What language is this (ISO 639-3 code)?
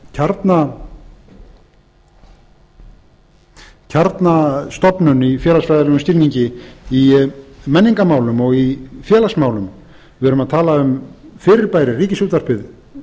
isl